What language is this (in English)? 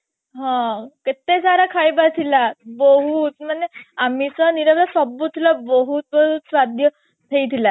Odia